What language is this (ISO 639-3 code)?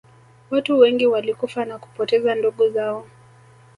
swa